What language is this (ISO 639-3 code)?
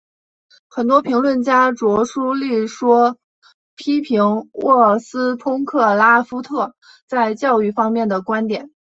zho